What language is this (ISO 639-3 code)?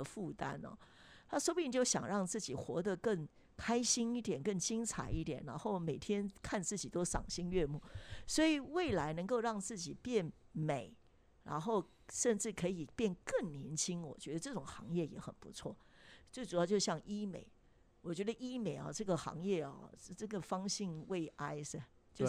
zho